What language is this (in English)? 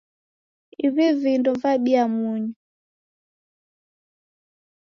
Taita